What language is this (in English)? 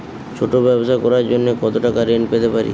Bangla